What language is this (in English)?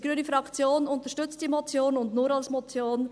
Swiss German